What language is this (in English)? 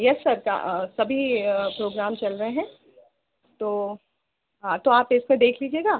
Hindi